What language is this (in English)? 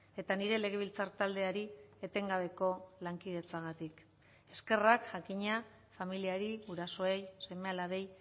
Basque